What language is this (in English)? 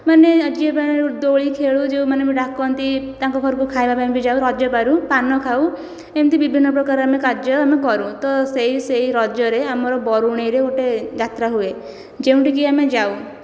Odia